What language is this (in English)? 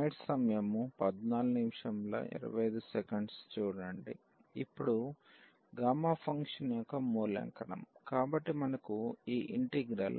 Telugu